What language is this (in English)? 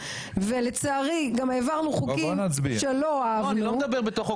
Hebrew